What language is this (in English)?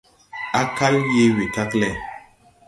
Tupuri